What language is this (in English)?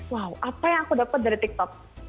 Indonesian